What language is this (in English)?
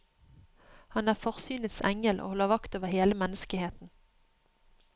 Norwegian